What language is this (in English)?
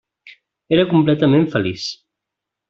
Catalan